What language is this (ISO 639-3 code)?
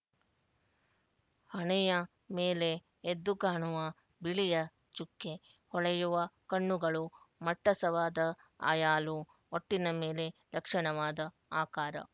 kan